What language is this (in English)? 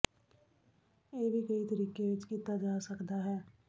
Punjabi